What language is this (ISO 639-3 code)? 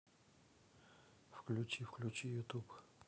rus